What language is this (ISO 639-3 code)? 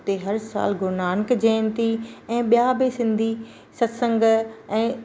snd